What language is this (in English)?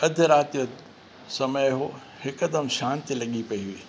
Sindhi